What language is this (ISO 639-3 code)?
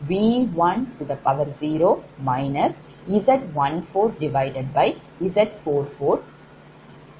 tam